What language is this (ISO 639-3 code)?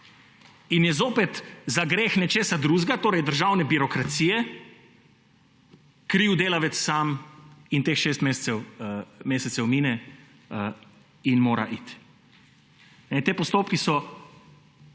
slv